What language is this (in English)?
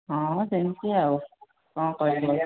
Odia